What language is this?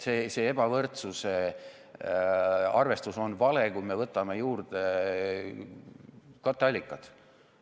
Estonian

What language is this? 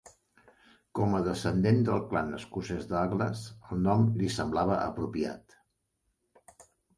Catalan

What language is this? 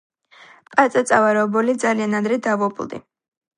Georgian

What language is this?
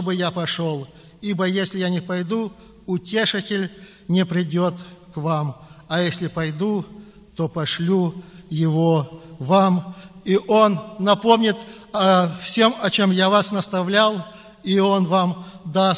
Russian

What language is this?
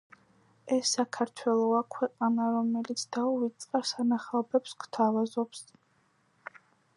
Georgian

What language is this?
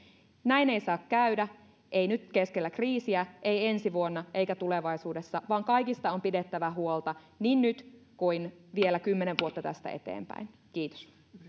Finnish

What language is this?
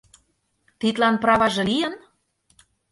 Mari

